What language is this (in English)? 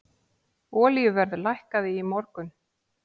Icelandic